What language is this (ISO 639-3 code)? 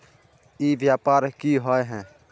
mag